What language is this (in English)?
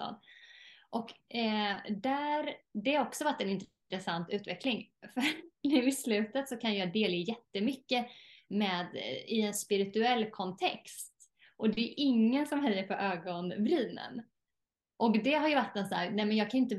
Swedish